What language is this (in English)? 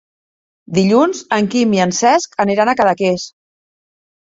Catalan